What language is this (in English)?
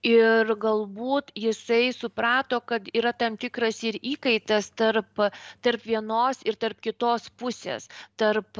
Lithuanian